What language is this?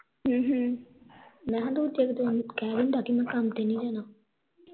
Punjabi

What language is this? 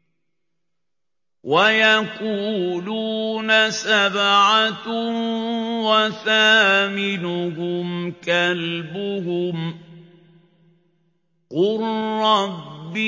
Arabic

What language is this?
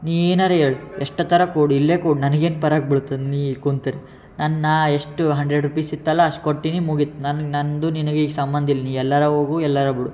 Kannada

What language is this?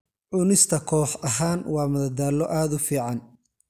Somali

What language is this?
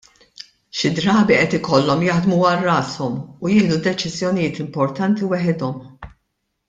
Maltese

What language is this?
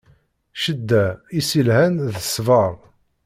Kabyle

